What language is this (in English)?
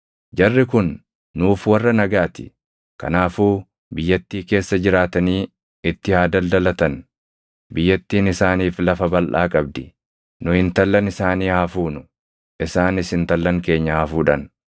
Oromo